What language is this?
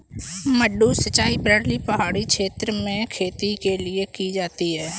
Hindi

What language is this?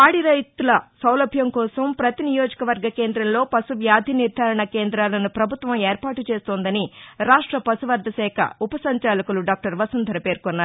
Telugu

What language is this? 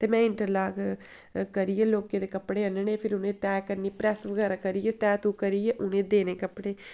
Dogri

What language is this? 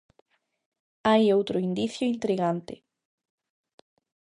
Galician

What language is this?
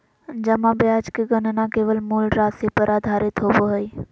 Magahi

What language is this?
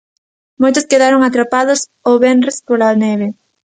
Galician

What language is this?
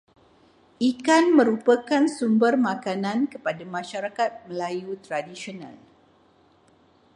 Malay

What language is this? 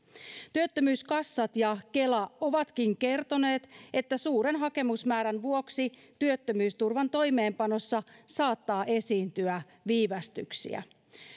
Finnish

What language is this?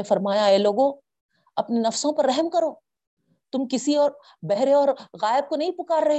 Urdu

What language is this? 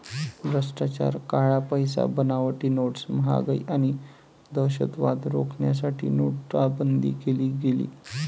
Marathi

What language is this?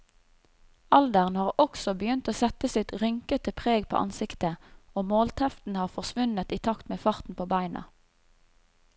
Norwegian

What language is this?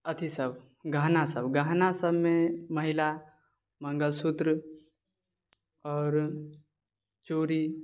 Maithili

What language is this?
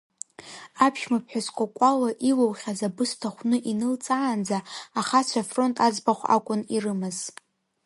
Abkhazian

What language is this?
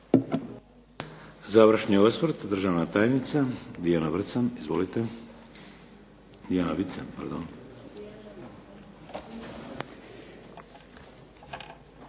Croatian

